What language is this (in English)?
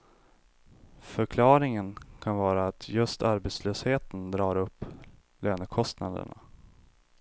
Swedish